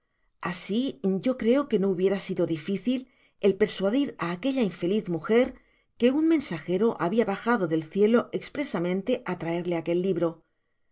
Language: Spanish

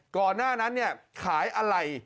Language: Thai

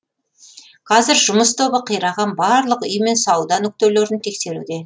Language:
Kazakh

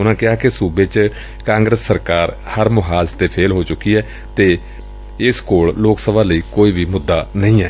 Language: Punjabi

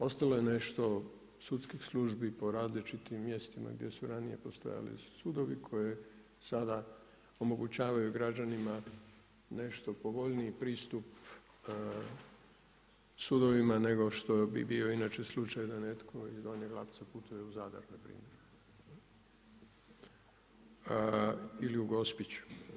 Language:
Croatian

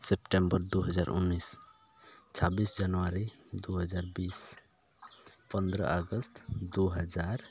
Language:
Santali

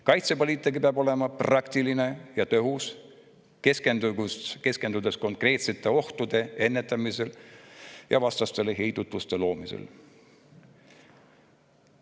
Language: Estonian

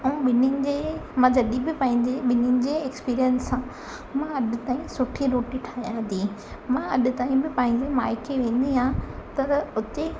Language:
Sindhi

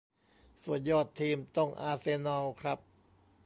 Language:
Thai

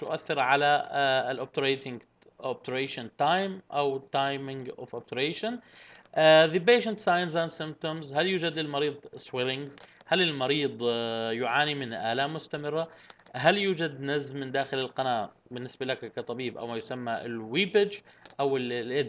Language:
Arabic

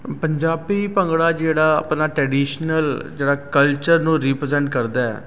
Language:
Punjabi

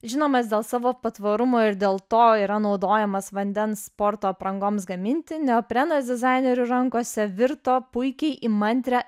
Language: Lithuanian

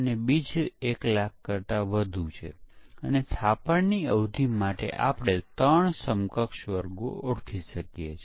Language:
Gujarati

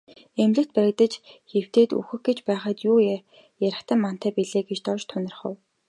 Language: Mongolian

